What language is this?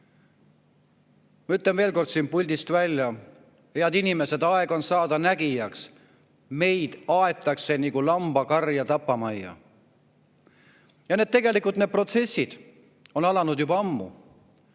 Estonian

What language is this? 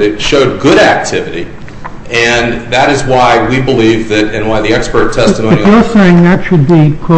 English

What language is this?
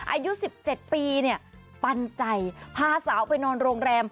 Thai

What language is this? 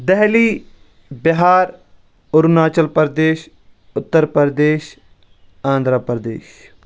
Kashmiri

